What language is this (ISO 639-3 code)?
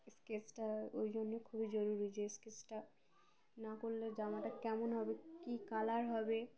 ben